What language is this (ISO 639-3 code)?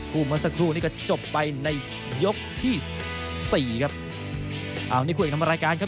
tha